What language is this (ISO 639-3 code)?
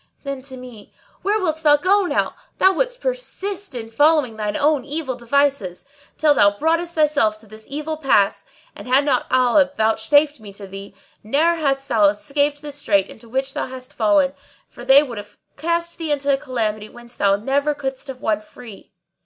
eng